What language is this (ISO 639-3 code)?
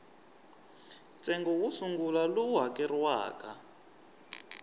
tso